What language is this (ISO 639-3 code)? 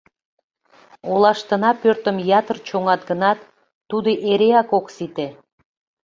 chm